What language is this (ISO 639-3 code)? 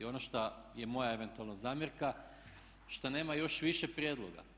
hrv